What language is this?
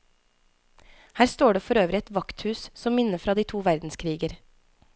Norwegian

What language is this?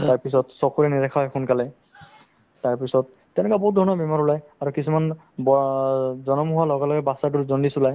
Assamese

